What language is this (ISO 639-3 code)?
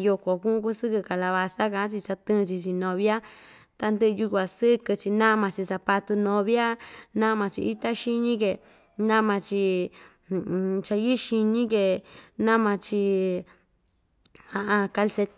vmj